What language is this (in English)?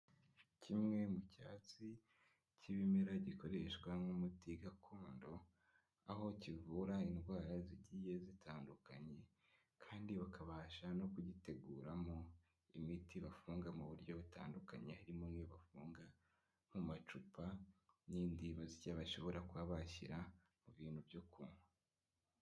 Kinyarwanda